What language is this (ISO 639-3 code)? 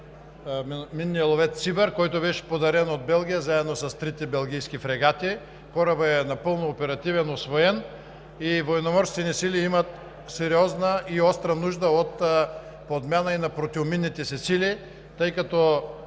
bul